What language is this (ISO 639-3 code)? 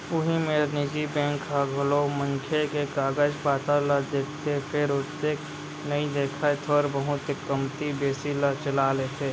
hne